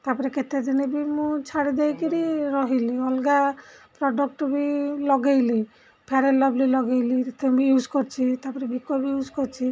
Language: Odia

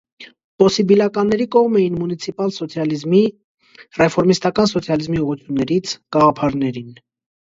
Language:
Armenian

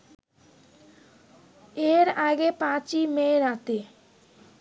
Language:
Bangla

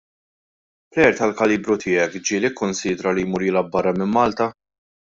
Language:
Maltese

